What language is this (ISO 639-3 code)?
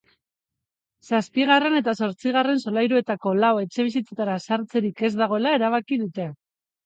eus